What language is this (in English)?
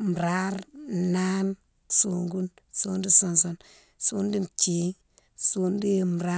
Mansoanka